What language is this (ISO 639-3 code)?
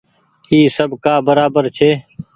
gig